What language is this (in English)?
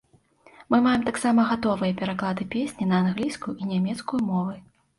Belarusian